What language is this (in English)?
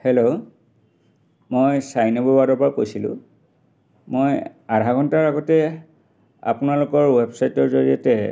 Assamese